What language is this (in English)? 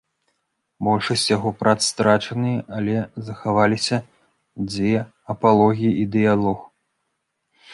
Belarusian